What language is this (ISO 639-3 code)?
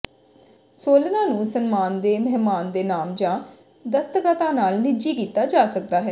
pan